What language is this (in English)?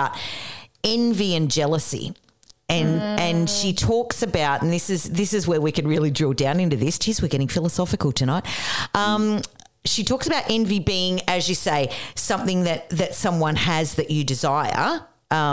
English